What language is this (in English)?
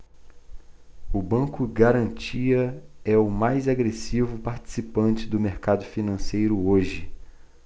Portuguese